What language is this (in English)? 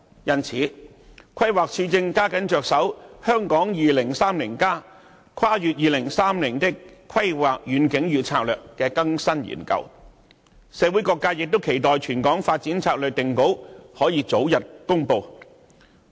Cantonese